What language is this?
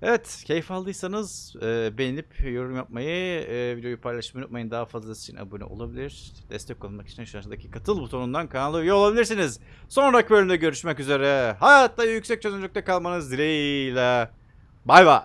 Turkish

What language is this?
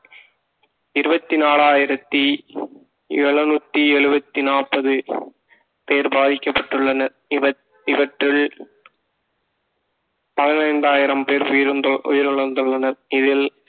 Tamil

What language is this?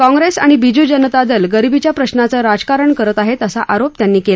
Marathi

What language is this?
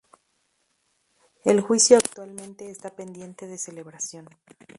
Spanish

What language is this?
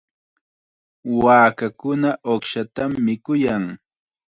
Chiquián Ancash Quechua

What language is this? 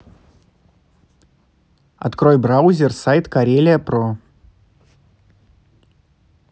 Russian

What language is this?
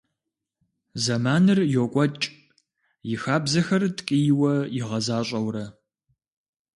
Kabardian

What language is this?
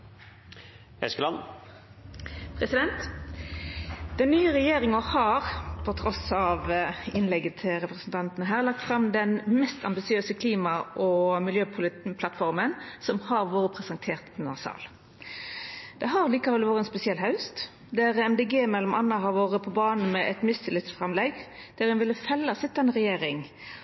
Norwegian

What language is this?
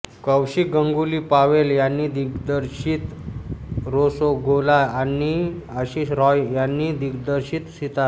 Marathi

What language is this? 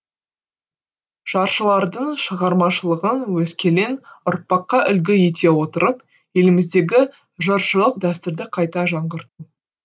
Kazakh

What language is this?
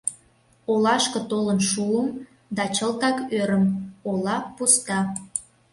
Mari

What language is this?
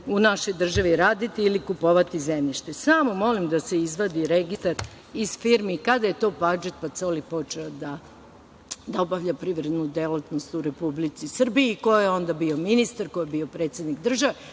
Serbian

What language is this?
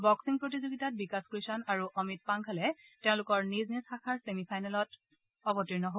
Assamese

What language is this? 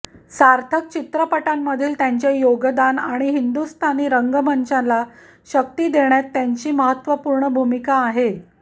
Marathi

